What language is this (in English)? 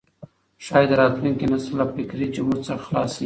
Pashto